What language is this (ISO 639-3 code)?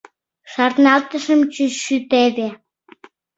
chm